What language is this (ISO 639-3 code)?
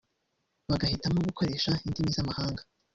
kin